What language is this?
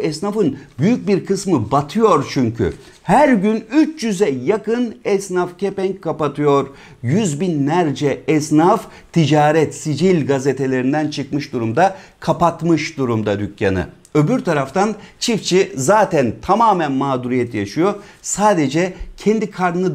Turkish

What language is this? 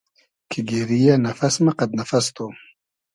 Hazaragi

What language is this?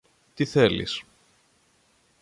Greek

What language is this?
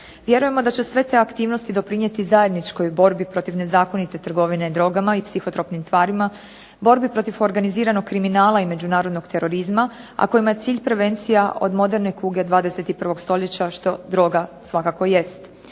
Croatian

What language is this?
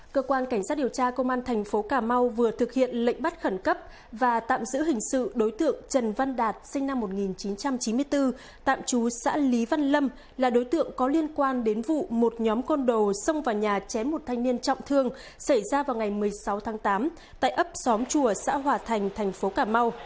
Vietnamese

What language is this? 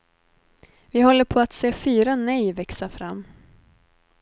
Swedish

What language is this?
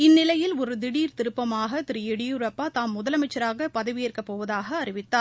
Tamil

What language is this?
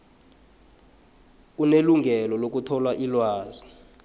South Ndebele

